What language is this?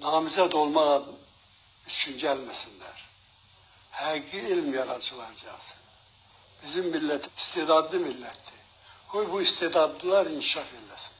Turkish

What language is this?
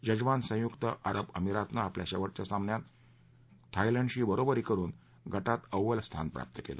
Marathi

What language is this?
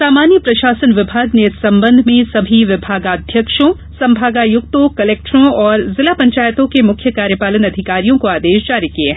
Hindi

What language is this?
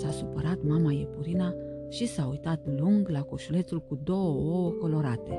Romanian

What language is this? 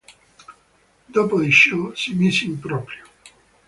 Italian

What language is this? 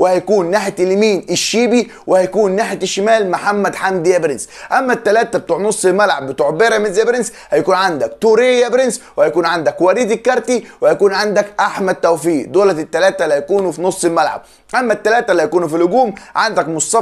Arabic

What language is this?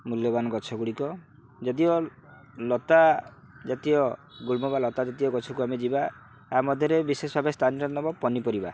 Odia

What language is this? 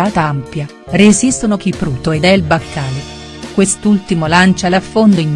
Italian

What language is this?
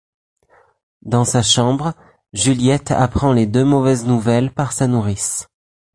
French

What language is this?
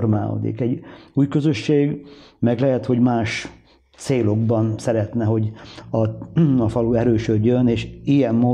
Hungarian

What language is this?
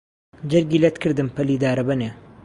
Central Kurdish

